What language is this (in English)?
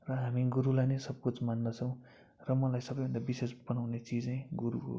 Nepali